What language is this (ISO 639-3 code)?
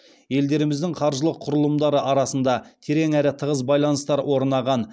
kaz